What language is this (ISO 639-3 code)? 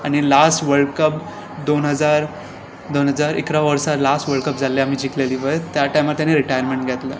kok